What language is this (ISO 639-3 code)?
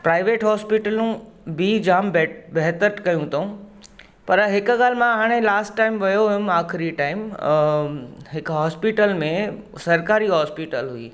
snd